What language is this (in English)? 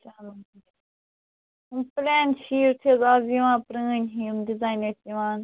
Kashmiri